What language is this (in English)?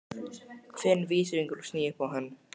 Icelandic